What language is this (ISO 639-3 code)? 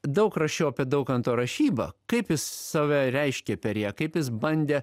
lit